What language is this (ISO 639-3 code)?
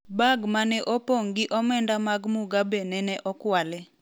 luo